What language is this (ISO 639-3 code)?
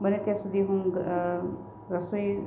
guj